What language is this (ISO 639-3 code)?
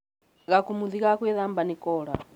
kik